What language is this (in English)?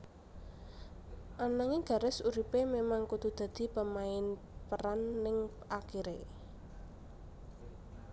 Javanese